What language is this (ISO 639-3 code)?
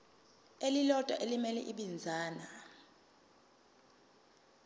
zul